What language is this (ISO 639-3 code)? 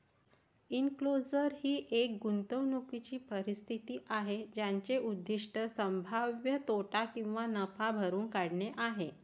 mar